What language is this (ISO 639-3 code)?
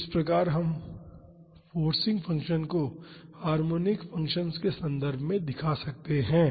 hin